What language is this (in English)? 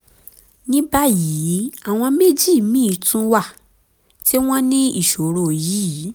Yoruba